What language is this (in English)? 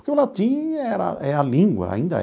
Portuguese